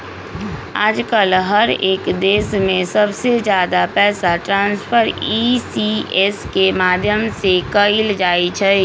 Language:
Magahi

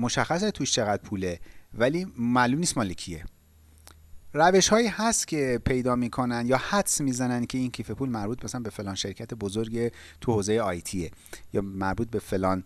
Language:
Persian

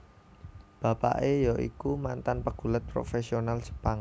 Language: Javanese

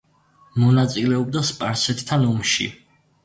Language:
Georgian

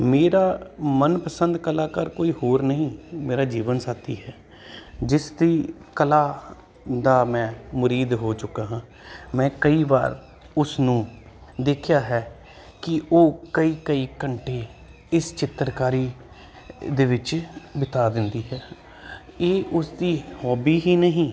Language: Punjabi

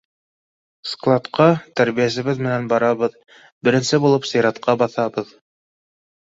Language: Bashkir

